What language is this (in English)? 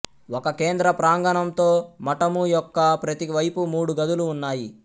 Telugu